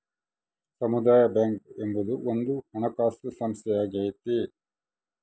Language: Kannada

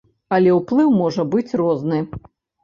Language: Belarusian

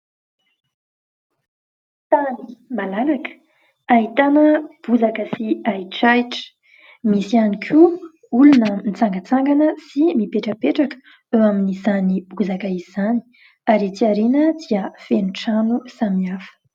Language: Malagasy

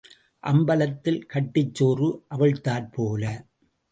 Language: Tamil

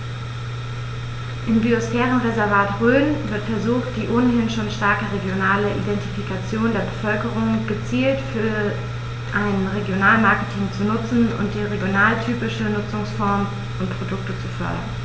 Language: German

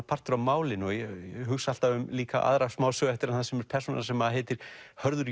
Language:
Icelandic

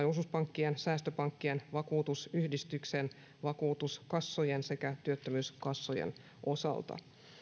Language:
Finnish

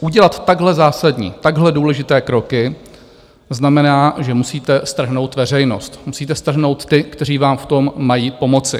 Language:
Czech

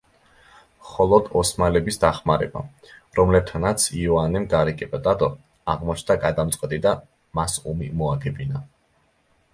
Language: Georgian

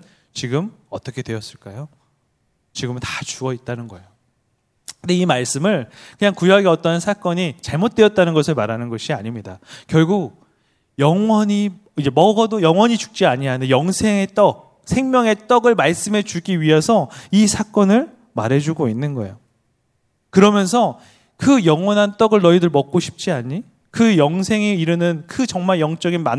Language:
Korean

